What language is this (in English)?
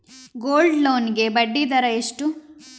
Kannada